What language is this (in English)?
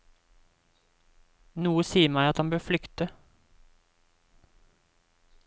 Norwegian